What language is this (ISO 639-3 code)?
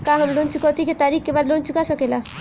bho